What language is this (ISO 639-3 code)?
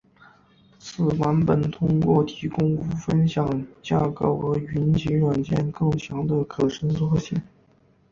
zho